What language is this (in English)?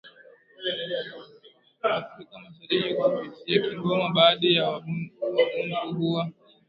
Swahili